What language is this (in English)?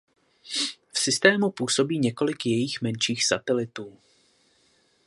Czech